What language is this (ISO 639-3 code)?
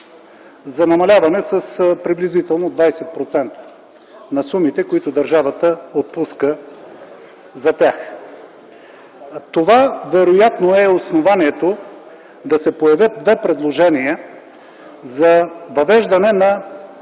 bul